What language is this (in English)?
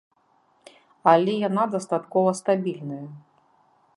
Belarusian